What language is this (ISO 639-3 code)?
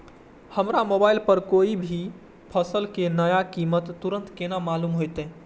mai